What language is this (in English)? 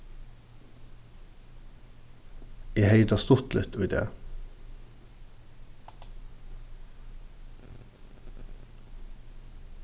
Faroese